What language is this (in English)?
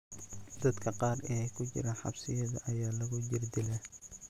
Somali